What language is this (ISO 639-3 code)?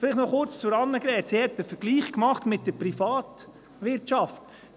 gsw